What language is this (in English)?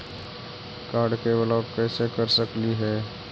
Magahi